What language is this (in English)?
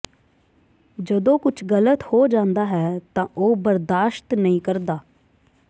Punjabi